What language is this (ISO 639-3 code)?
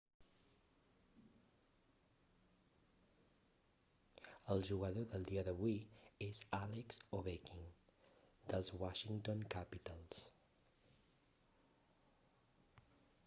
cat